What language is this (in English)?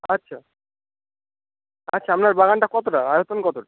Bangla